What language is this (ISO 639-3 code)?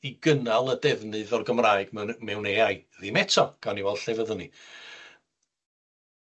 cym